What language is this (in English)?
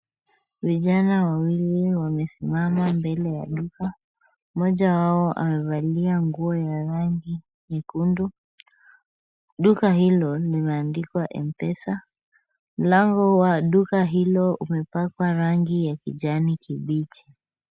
Swahili